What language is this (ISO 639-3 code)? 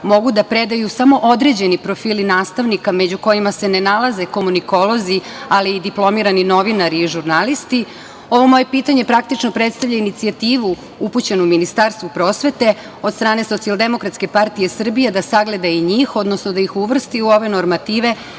srp